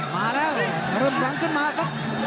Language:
Thai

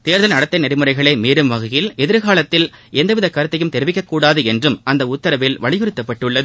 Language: Tamil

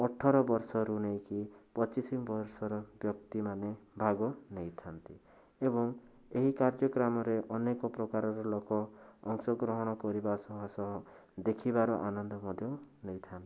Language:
Odia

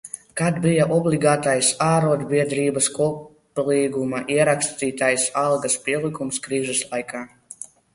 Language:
Latvian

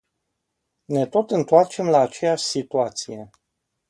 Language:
Romanian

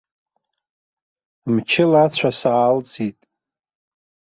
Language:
Abkhazian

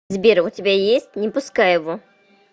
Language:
Russian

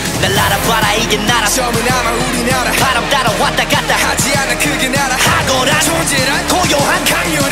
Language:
Korean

